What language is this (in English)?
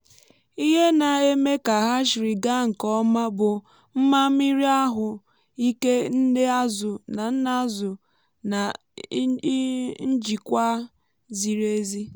Igbo